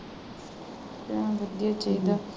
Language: Punjabi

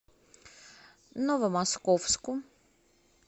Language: Russian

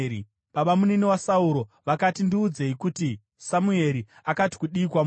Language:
Shona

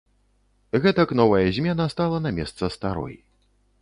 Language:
Belarusian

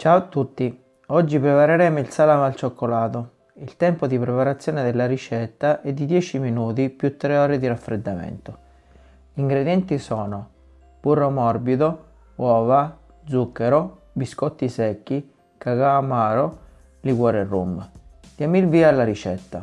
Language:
Italian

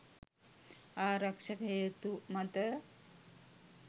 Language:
Sinhala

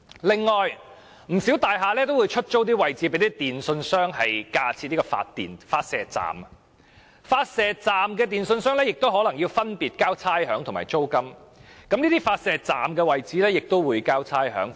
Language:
Cantonese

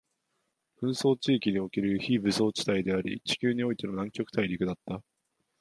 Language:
Japanese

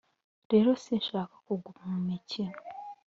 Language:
Kinyarwanda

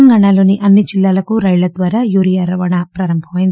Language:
Telugu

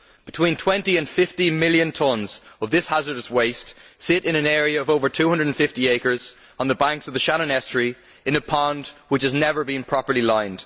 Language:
English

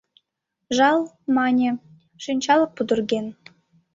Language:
Mari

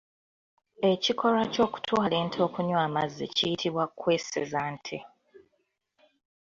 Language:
Ganda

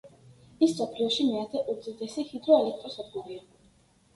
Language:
Georgian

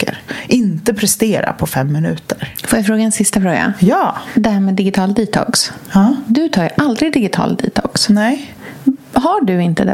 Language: Swedish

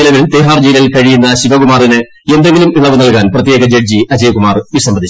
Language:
Malayalam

